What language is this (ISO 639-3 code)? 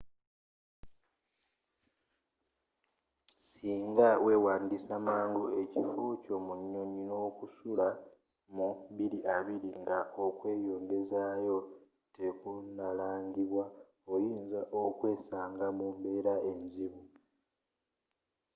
lug